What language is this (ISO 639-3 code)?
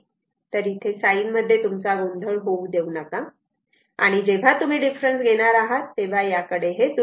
mar